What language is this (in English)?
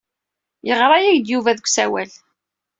Kabyle